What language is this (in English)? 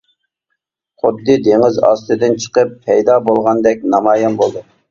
Uyghur